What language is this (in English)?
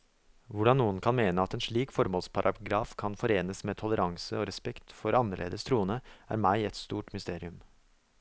Norwegian